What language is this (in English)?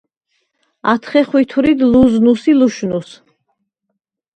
Svan